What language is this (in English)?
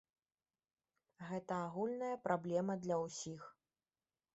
Belarusian